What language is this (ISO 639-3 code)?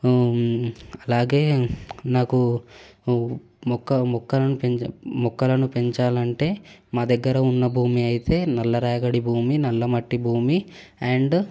tel